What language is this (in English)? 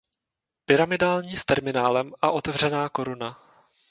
Czech